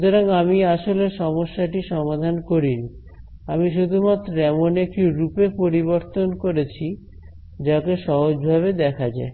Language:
Bangla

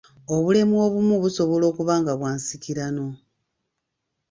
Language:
Ganda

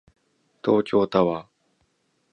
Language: Japanese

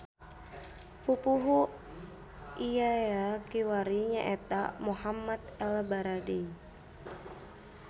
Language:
Sundanese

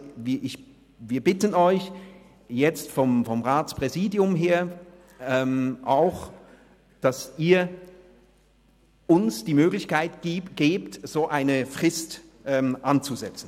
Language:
Swiss German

